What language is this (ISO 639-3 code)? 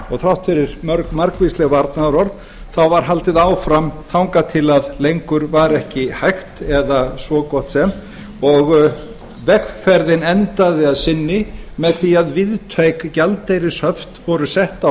isl